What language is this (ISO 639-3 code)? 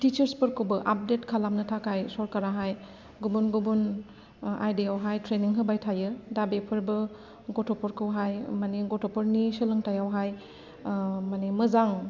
brx